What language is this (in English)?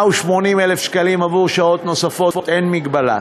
Hebrew